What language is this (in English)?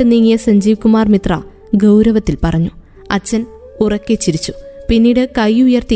Malayalam